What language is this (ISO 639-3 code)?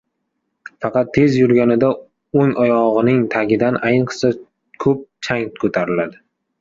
uzb